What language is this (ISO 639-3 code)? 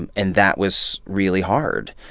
eng